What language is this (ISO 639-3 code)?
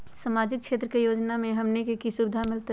mag